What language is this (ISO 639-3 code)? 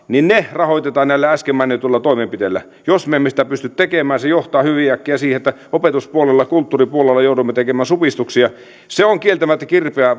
fin